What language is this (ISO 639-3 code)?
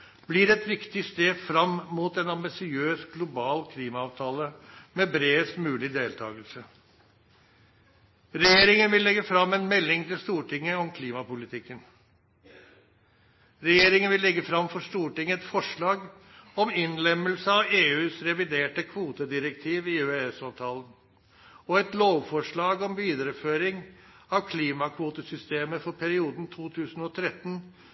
nno